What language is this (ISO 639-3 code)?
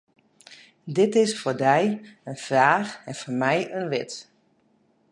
fry